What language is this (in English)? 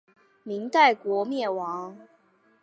Chinese